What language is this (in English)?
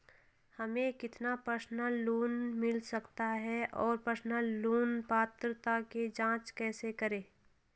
Hindi